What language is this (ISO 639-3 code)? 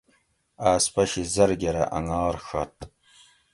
gwc